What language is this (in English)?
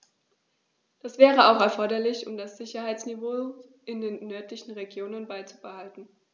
German